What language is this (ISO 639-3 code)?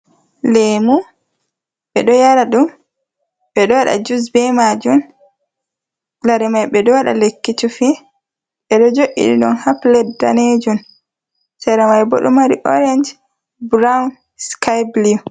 ful